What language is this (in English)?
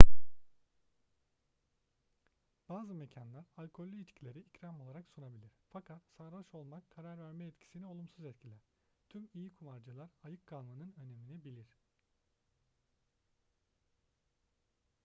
Turkish